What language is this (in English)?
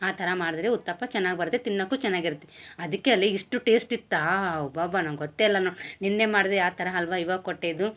Kannada